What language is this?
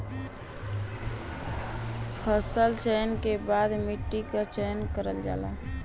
Bhojpuri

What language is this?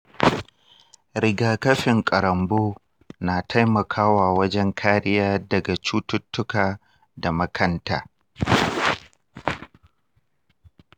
Hausa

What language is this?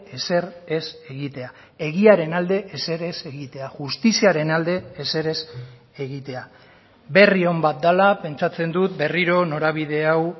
Basque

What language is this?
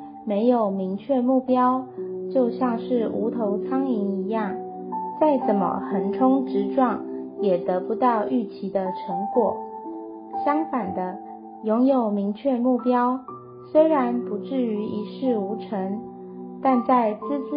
Chinese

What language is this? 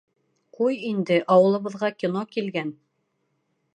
Bashkir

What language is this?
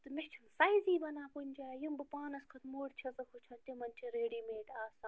Kashmiri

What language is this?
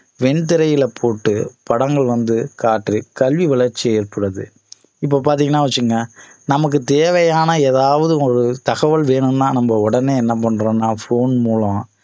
Tamil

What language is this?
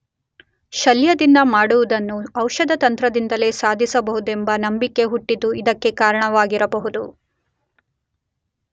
Kannada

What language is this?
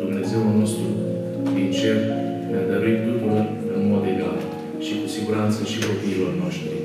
Romanian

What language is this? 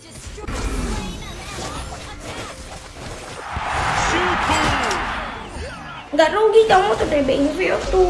Indonesian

